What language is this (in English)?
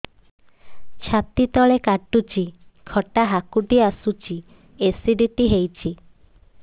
Odia